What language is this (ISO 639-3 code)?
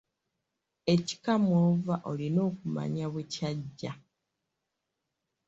lug